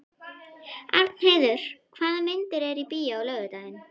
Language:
Icelandic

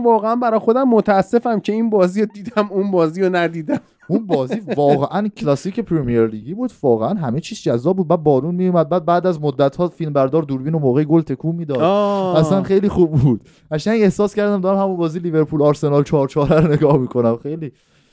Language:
Persian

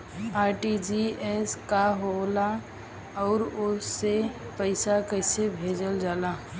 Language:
Bhojpuri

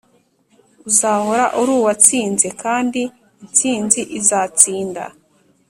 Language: Kinyarwanda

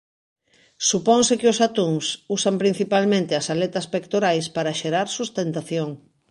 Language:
Galician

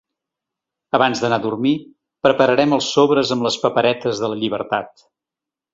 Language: Catalan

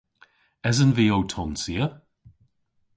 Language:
Cornish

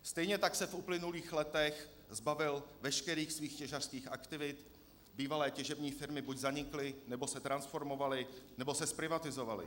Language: Czech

